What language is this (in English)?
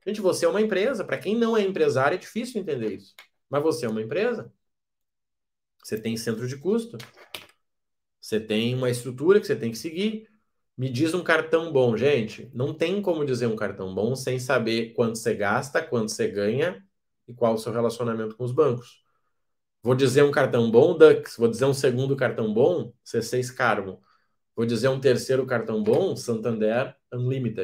Portuguese